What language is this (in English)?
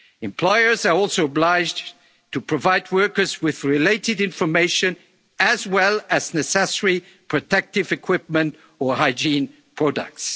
English